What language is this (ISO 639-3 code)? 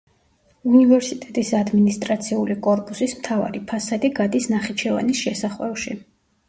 kat